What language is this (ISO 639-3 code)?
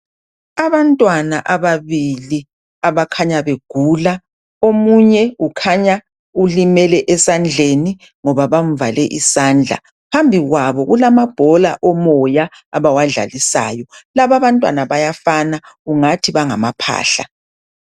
nde